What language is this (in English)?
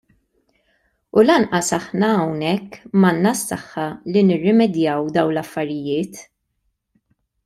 Maltese